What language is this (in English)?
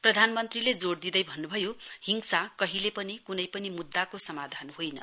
Nepali